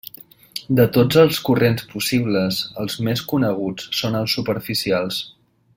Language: Catalan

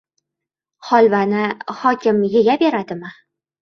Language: Uzbek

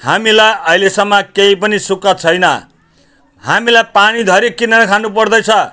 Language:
Nepali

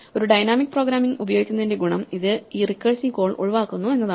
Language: Malayalam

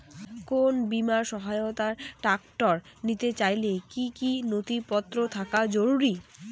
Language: Bangla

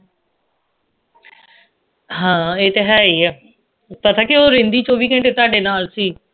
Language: Punjabi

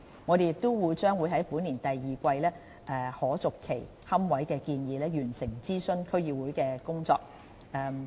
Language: Cantonese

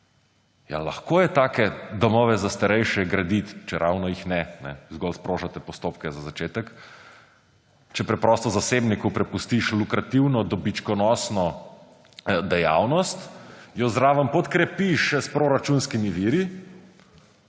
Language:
Slovenian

